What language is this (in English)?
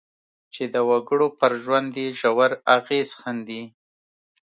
Pashto